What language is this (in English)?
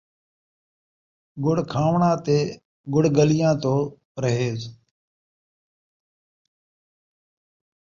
Saraiki